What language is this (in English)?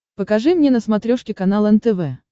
Russian